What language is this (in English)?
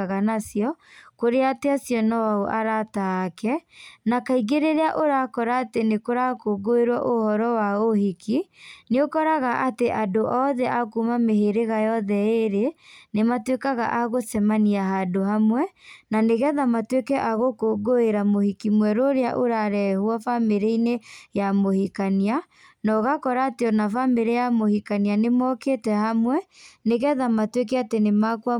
Kikuyu